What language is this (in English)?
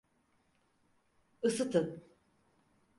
Turkish